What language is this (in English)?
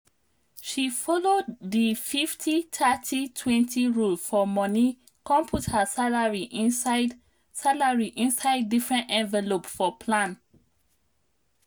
Nigerian Pidgin